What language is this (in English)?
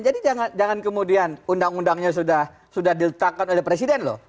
Indonesian